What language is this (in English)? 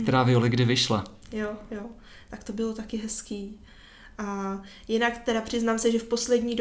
Czech